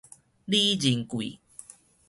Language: Min Nan Chinese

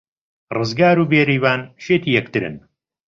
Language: Central Kurdish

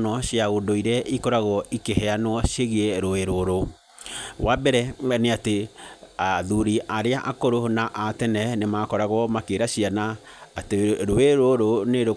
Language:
Kikuyu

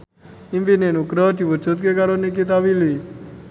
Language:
Javanese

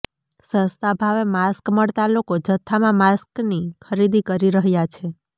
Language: Gujarati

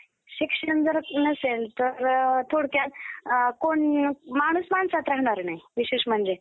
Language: Marathi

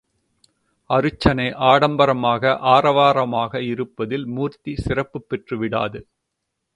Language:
Tamil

